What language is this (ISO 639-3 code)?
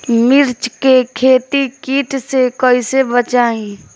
bho